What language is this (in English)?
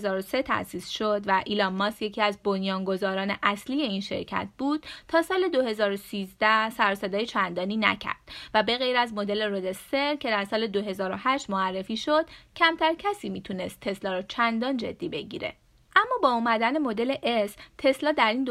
Persian